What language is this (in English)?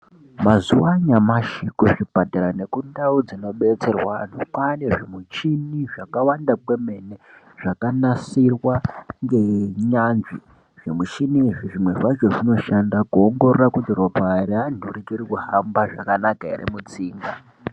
Ndau